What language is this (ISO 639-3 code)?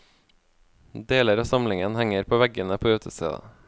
nor